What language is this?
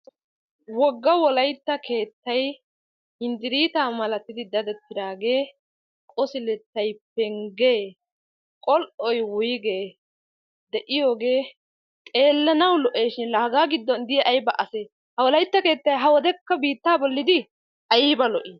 Wolaytta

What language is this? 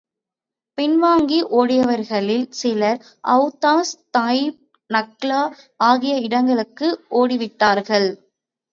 Tamil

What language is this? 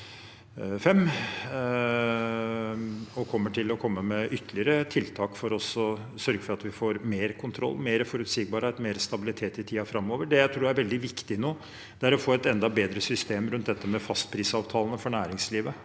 Norwegian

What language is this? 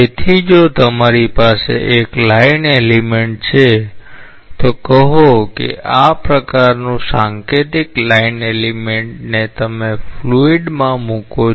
Gujarati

